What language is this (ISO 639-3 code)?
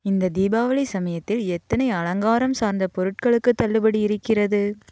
tam